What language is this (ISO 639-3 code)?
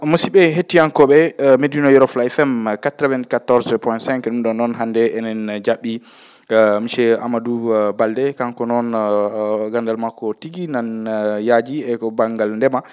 ful